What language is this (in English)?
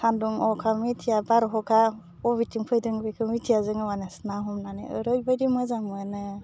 Bodo